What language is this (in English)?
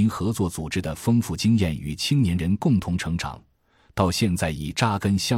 Chinese